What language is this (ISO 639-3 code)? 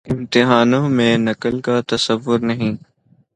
urd